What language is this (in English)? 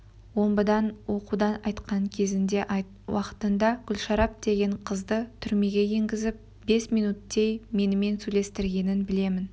Kazakh